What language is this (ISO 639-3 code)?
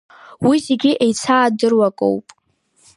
abk